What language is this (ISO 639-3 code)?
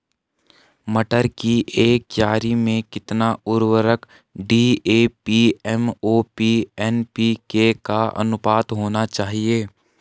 hin